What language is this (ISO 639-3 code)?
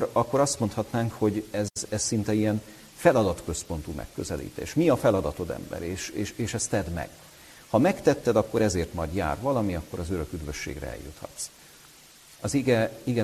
hun